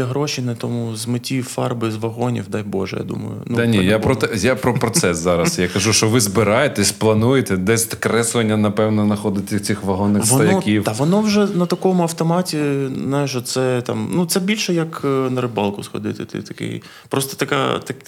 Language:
Ukrainian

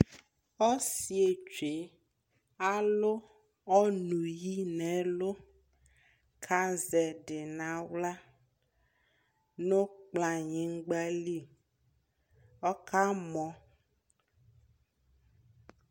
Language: Ikposo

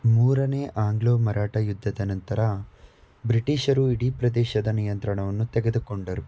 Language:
Kannada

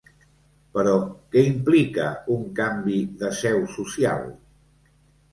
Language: Catalan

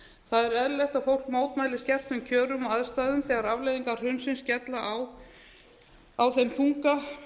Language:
Icelandic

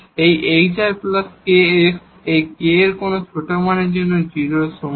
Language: Bangla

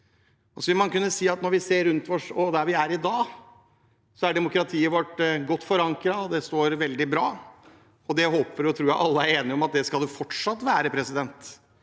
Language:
Norwegian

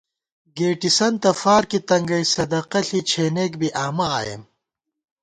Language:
Gawar-Bati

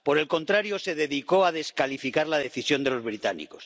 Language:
Spanish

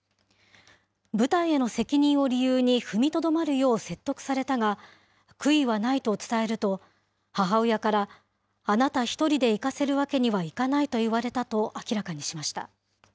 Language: Japanese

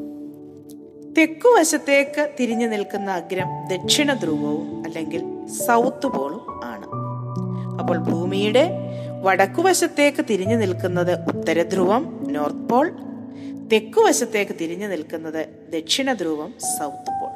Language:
Malayalam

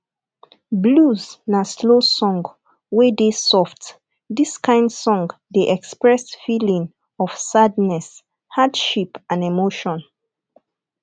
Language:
Nigerian Pidgin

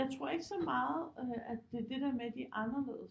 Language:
Danish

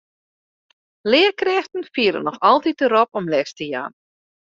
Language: Western Frisian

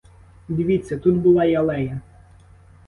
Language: Ukrainian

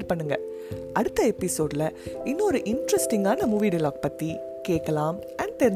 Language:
Tamil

